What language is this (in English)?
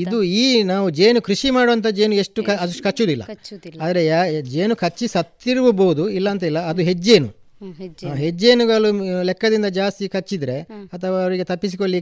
Kannada